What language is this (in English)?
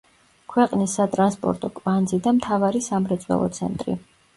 Georgian